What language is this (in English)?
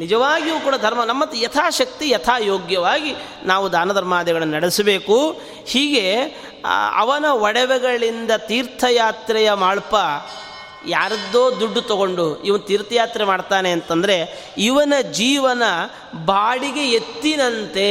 Kannada